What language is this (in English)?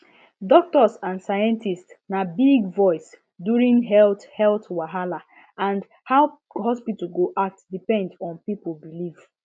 Nigerian Pidgin